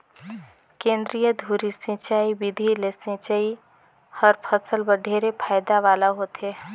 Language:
Chhattisgarhi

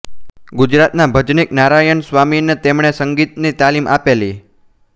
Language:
Gujarati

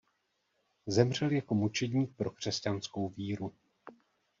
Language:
Czech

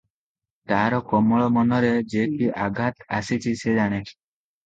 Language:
Odia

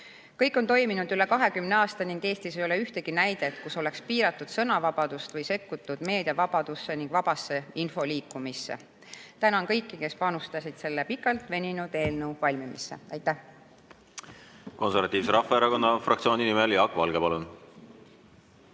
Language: Estonian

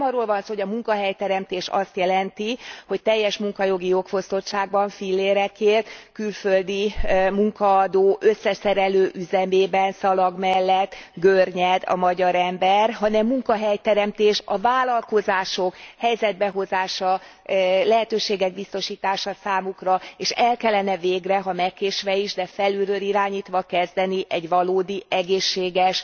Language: Hungarian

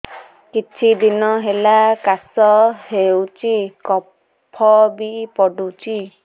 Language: Odia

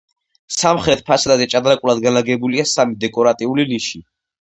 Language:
Georgian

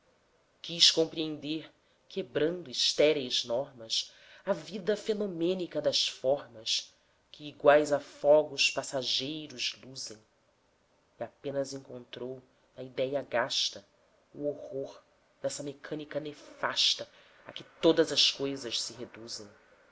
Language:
Portuguese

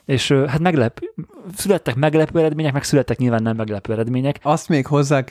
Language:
Hungarian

